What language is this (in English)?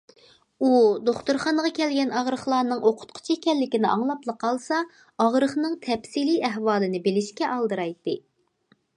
Uyghur